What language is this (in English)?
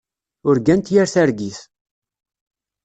Kabyle